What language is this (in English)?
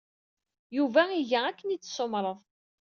Kabyle